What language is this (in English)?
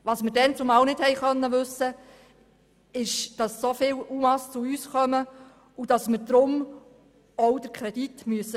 Swiss German